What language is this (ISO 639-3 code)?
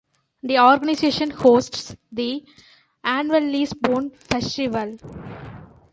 eng